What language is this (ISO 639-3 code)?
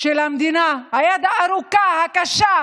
heb